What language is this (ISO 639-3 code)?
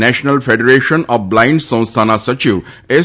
guj